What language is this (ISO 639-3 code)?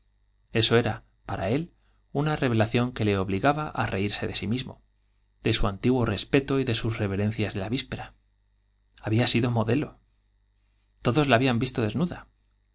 spa